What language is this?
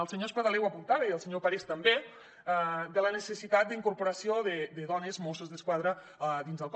Catalan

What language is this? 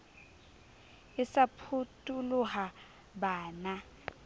Southern Sotho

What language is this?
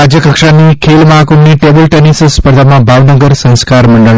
Gujarati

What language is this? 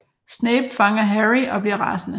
Danish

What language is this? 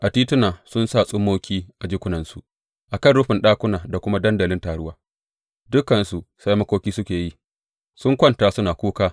Hausa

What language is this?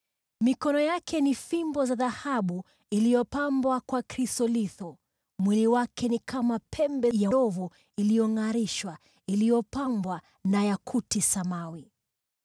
Swahili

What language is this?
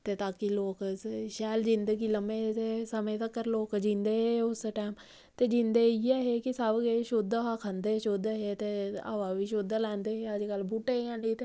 Dogri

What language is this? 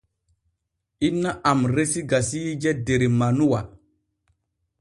Borgu Fulfulde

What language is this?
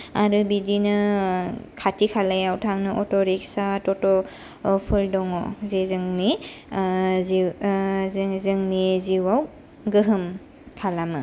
Bodo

